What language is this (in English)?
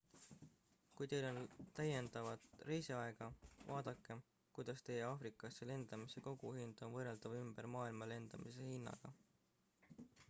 Estonian